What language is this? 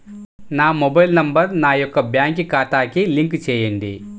Telugu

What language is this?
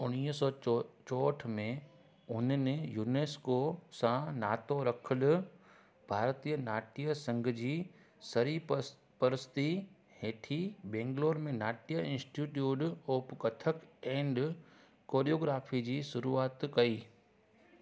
Sindhi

